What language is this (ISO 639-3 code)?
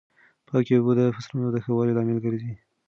pus